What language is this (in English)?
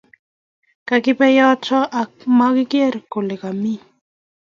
Kalenjin